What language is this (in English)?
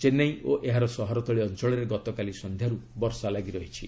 Odia